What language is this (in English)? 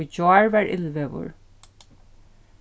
Faroese